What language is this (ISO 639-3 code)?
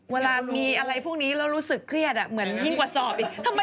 tha